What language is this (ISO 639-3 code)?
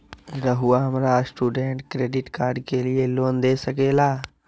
mag